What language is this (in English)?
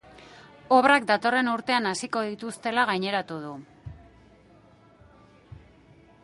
Basque